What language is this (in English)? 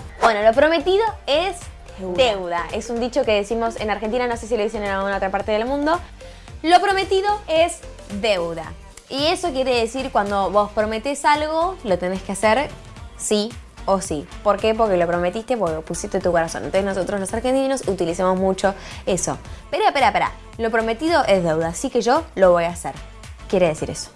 Spanish